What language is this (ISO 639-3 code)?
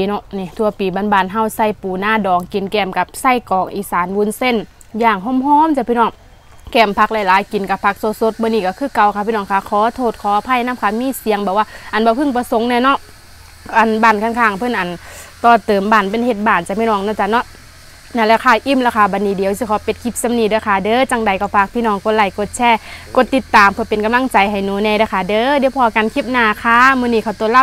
tha